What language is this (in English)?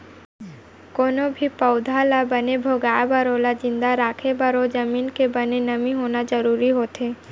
Chhattisgarhi